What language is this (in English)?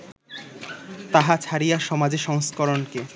Bangla